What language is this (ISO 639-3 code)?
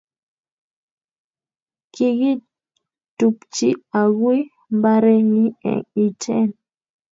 kln